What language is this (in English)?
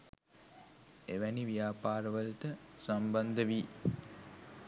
Sinhala